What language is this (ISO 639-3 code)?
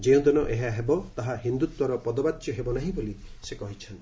ori